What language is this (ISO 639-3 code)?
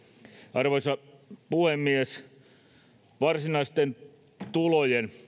fin